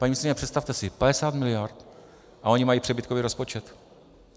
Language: Czech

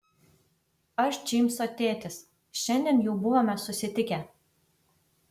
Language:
Lithuanian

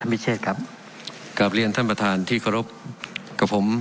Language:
Thai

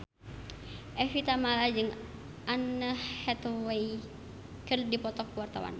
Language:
Sundanese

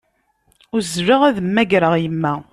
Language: Kabyle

